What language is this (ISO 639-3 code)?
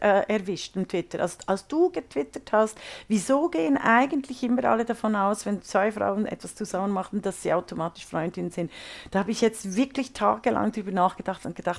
deu